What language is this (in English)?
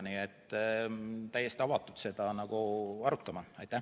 Estonian